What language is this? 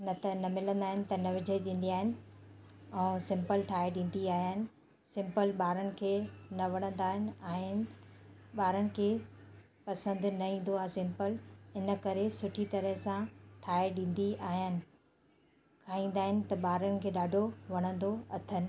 Sindhi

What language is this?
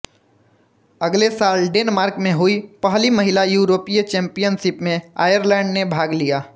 Hindi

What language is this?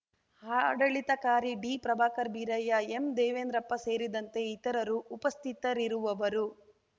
Kannada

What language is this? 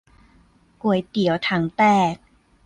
Thai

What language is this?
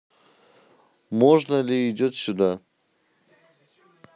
Russian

